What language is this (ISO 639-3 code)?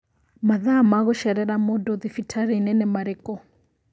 kik